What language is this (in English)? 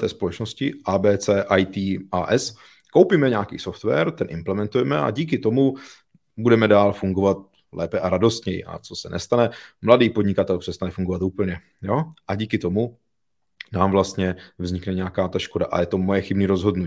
Czech